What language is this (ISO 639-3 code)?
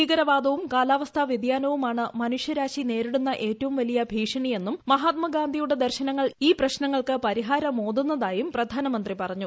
mal